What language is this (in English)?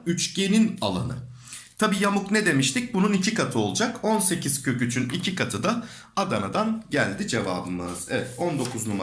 Turkish